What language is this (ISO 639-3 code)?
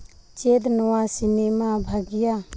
sat